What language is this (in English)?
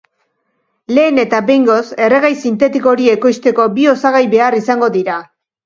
Basque